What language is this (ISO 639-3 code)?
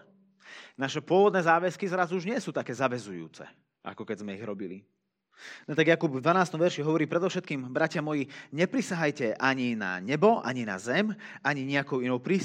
slk